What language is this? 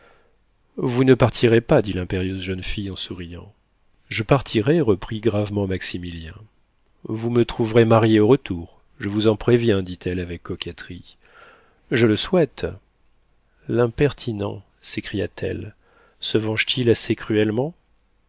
French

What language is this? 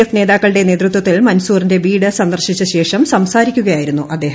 Malayalam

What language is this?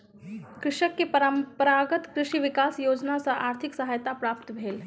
Maithili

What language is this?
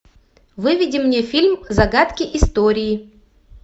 Russian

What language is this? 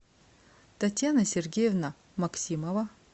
Russian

